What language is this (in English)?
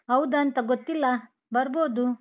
Kannada